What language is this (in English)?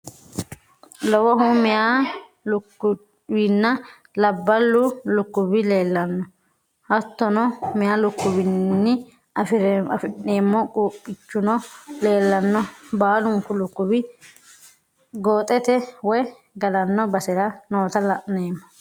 Sidamo